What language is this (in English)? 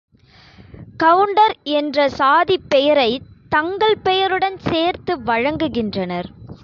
Tamil